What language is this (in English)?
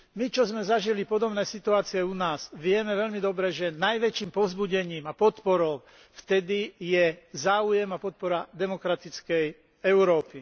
Slovak